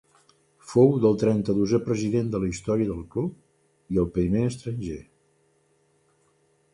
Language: Catalan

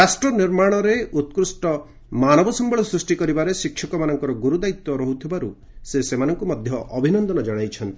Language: Odia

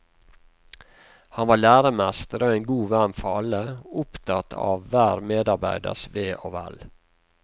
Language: Norwegian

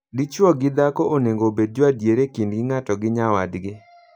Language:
Luo (Kenya and Tanzania)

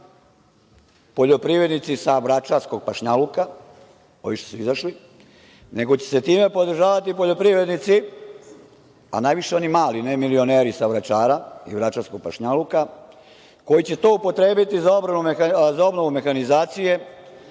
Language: Serbian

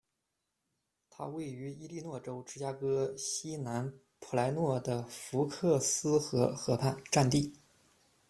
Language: Chinese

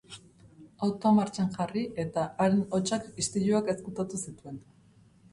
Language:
Basque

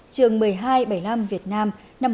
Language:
Vietnamese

